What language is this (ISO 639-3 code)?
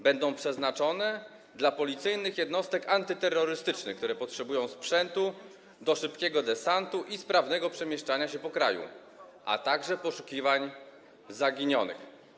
pol